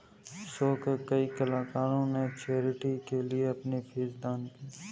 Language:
Hindi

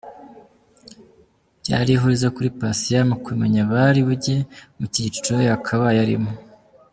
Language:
Kinyarwanda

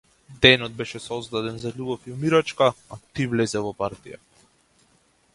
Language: Macedonian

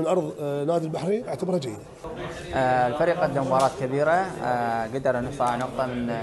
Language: Arabic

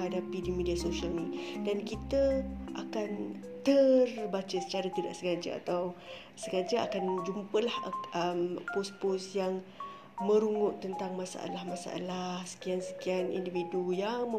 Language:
Malay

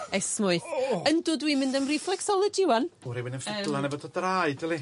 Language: Welsh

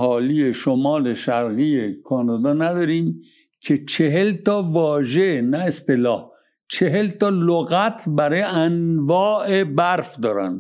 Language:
Persian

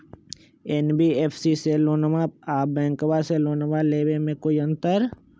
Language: Magahi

